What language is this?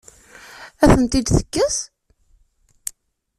Kabyle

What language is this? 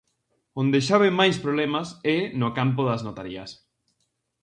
Galician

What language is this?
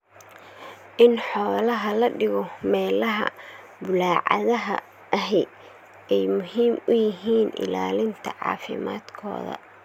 Somali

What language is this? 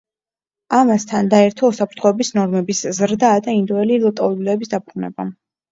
Georgian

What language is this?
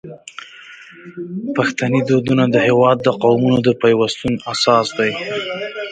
Pashto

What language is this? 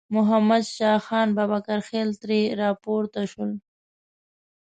Pashto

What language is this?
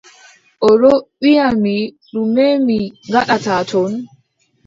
Adamawa Fulfulde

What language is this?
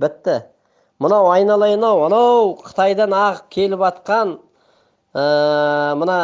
Turkish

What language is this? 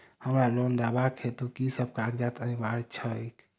Maithili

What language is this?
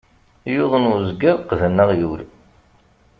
Kabyle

